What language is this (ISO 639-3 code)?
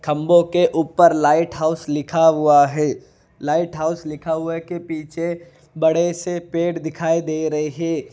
hin